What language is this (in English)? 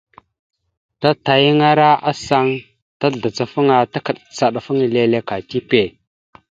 Mada (Cameroon)